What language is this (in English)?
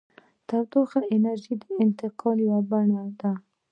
Pashto